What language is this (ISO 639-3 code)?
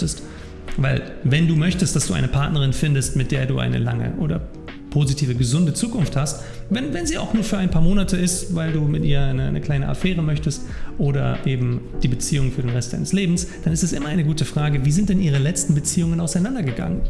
deu